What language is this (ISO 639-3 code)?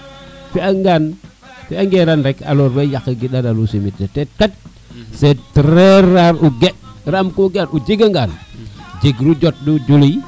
srr